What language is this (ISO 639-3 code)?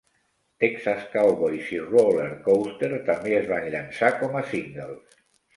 cat